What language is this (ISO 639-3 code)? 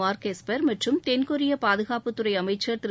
tam